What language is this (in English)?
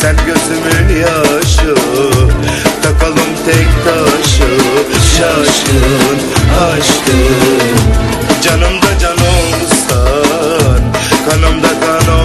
Bulgarian